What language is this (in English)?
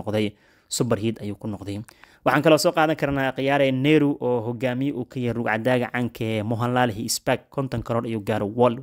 Arabic